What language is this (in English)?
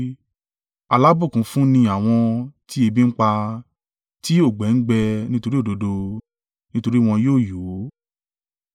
Yoruba